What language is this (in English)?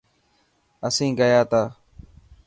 Dhatki